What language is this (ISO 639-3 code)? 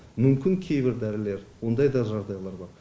kaz